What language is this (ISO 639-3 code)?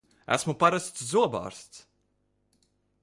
lav